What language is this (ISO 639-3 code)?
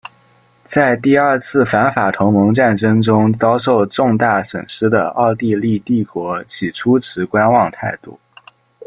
zho